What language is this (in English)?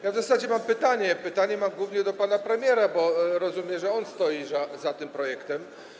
Polish